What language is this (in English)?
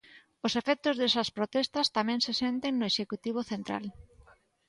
Galician